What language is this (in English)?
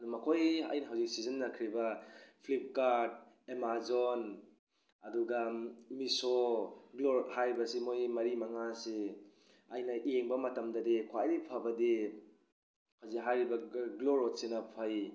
Manipuri